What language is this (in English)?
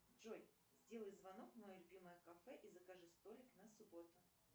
Russian